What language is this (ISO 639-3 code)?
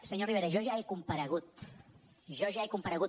cat